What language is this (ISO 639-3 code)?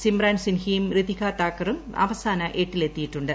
mal